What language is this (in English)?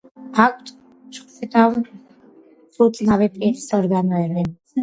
Georgian